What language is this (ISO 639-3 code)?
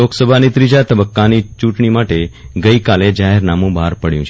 guj